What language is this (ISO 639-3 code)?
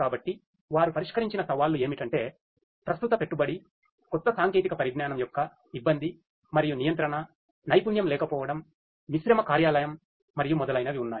tel